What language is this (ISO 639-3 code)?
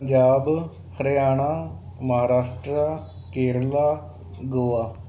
pan